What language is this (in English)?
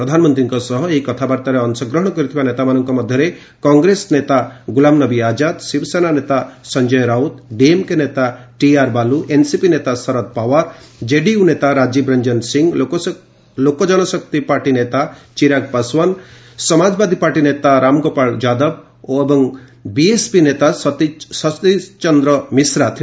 Odia